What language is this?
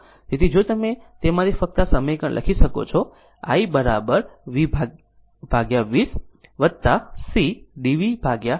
Gujarati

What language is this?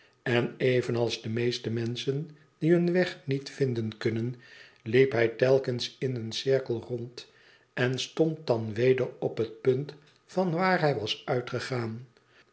Dutch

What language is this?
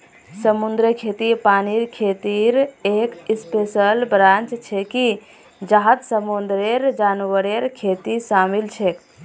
Magahi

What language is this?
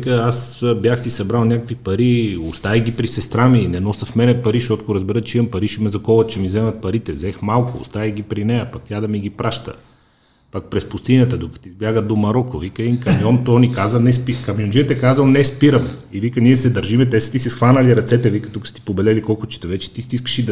Bulgarian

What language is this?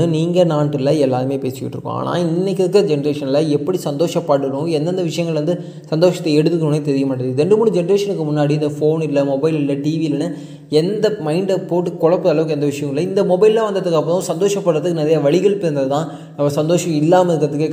Tamil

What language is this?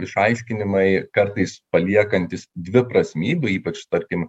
Lithuanian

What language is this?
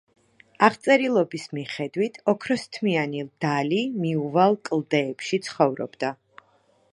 Georgian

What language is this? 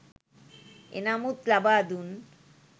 Sinhala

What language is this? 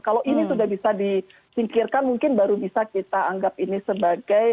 Indonesian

